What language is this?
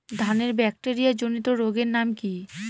Bangla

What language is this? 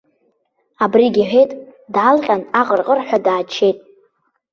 Abkhazian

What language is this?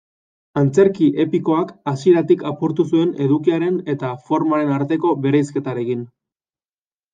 Basque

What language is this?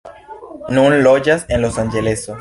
Esperanto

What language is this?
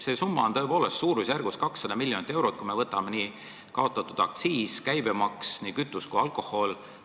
Estonian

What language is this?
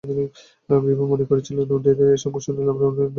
Bangla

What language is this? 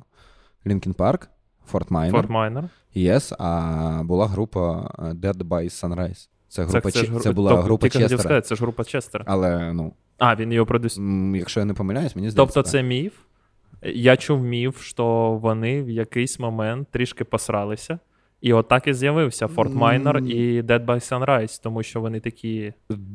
Ukrainian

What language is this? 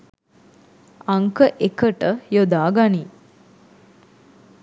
Sinhala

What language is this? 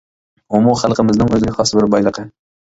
Uyghur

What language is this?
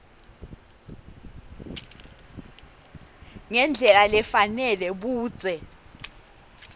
Swati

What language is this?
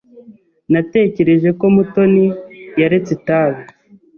Kinyarwanda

